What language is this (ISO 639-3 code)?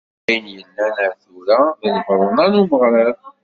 kab